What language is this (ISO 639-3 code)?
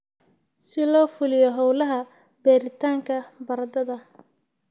som